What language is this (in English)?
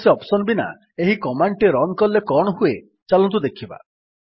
Odia